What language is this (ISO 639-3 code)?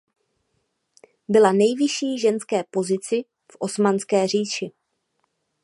ces